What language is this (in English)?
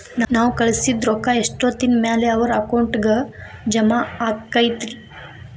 Kannada